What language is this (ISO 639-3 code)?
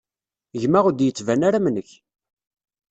kab